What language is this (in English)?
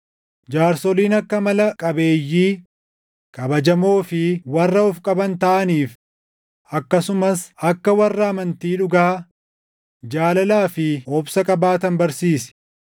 Oromo